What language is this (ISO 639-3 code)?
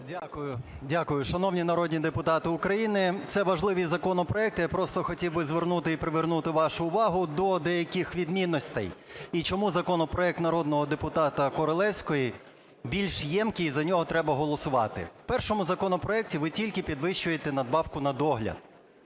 ukr